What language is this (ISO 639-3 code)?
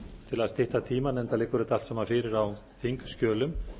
isl